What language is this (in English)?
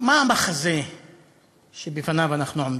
Hebrew